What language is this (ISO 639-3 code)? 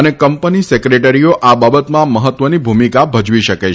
guj